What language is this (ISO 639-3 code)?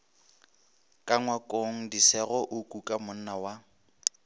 nso